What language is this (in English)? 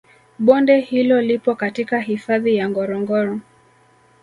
Swahili